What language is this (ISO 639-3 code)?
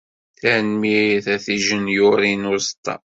kab